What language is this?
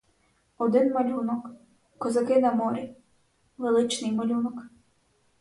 Ukrainian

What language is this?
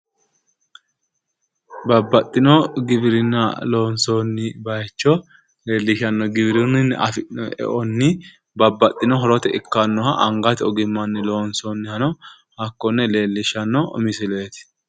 Sidamo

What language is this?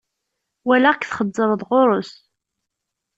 Kabyle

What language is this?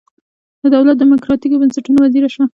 Pashto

